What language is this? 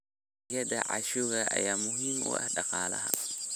Somali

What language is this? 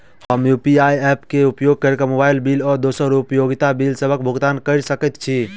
Maithili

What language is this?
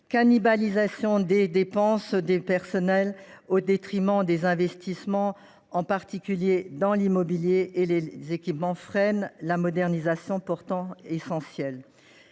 French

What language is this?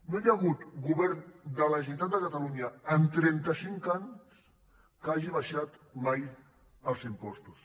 Catalan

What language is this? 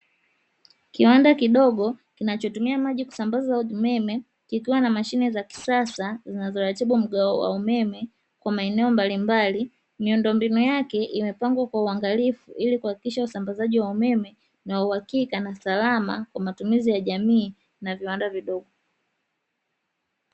Swahili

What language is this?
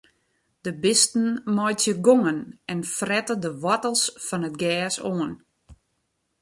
Western Frisian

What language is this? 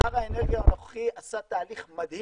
Hebrew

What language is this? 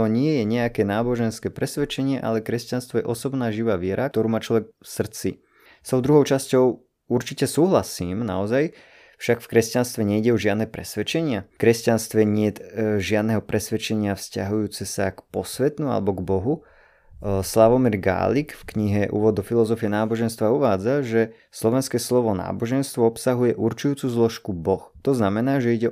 Slovak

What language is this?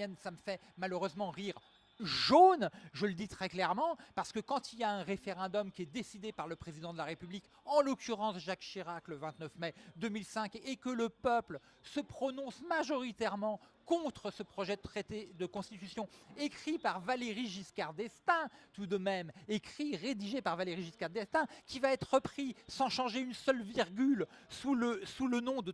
French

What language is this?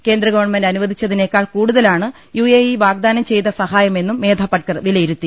Malayalam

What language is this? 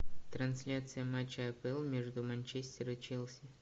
Russian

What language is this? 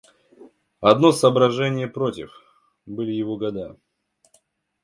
Russian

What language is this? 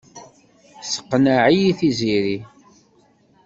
Kabyle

